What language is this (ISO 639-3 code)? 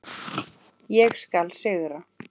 isl